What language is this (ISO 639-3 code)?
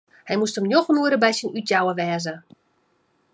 fry